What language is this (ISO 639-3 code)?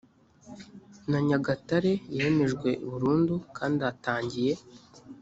kin